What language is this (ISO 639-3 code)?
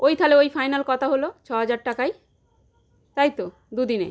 ben